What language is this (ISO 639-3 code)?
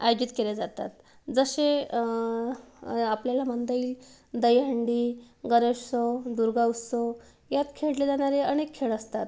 mar